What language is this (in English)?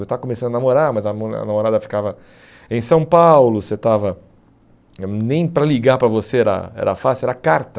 Portuguese